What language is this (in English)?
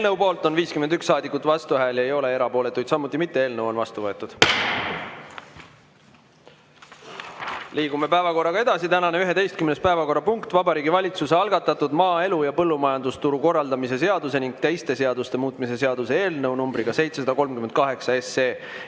Estonian